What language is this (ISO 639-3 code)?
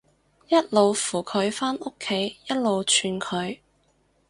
yue